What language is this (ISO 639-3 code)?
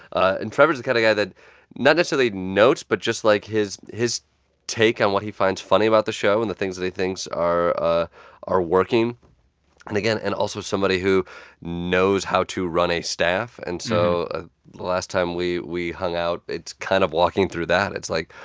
eng